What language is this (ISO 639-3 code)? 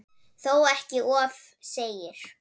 isl